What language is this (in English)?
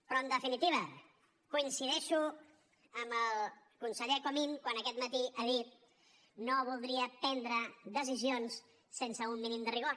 Catalan